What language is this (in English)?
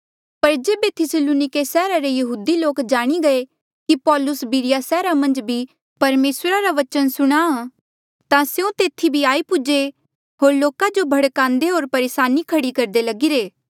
Mandeali